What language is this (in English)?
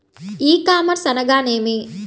Telugu